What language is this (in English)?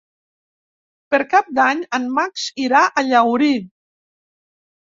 Catalan